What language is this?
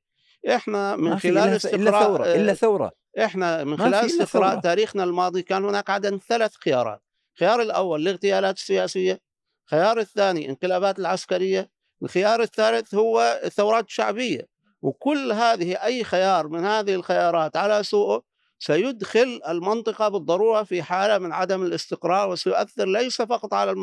Arabic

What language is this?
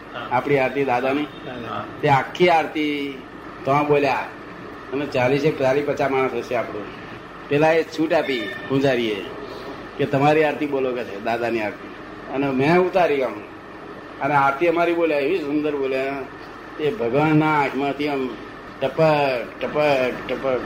Gujarati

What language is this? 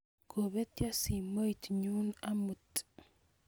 Kalenjin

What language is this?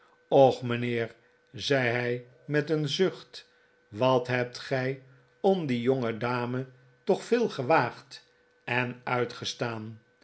Dutch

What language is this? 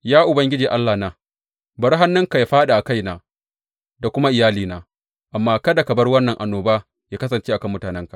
Hausa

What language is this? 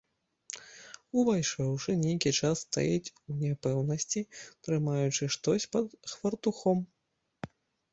Belarusian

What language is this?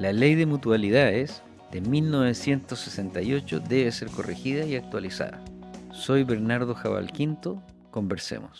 Spanish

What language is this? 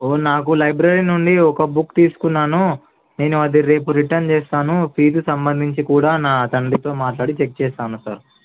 Telugu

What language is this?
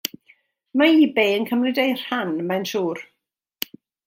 Welsh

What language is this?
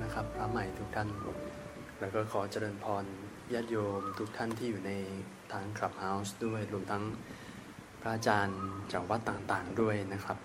Thai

